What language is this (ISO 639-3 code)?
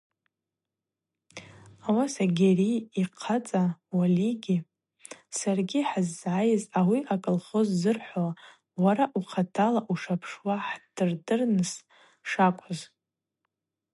abq